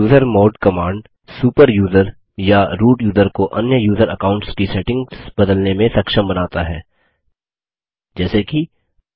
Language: Hindi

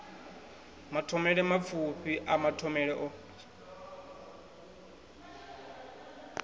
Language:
Venda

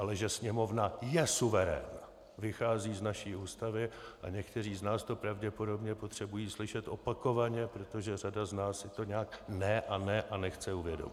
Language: Czech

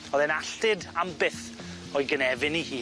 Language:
Welsh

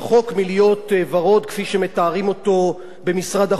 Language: Hebrew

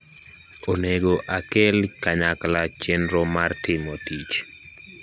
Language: Luo (Kenya and Tanzania)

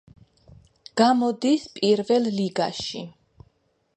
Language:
Georgian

